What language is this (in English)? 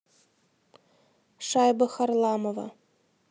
Russian